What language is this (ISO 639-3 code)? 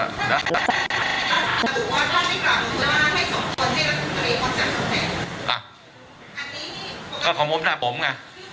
tha